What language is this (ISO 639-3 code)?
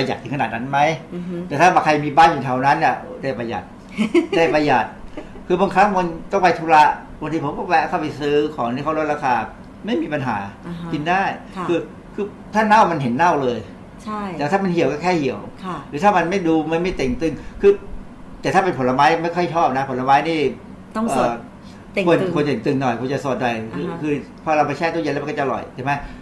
tha